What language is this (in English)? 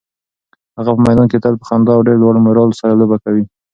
Pashto